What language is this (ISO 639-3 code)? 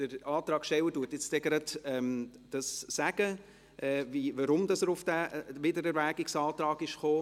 gsw